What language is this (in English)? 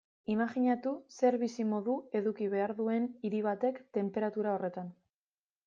Basque